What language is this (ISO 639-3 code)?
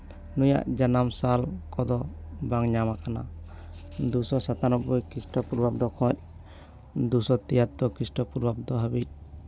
sat